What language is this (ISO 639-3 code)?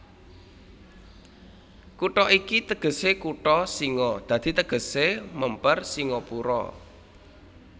jav